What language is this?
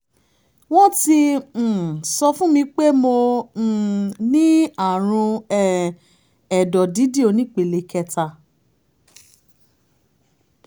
Yoruba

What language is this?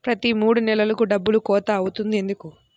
Telugu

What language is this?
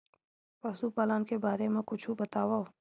Chhattisgarhi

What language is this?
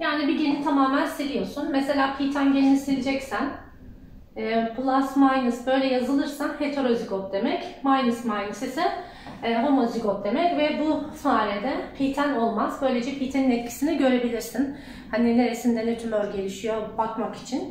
Turkish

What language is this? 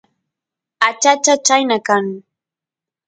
Santiago del Estero Quichua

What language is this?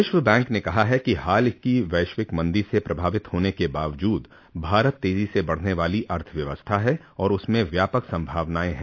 Hindi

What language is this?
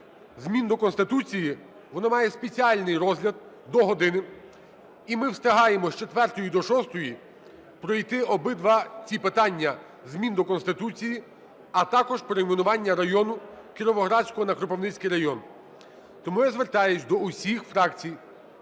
Ukrainian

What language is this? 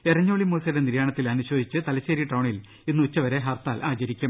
Malayalam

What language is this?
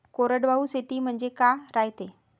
Marathi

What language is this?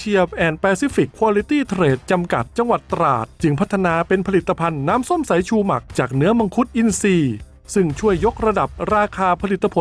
Thai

